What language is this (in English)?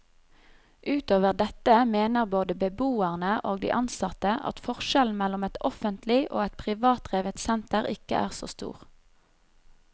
Norwegian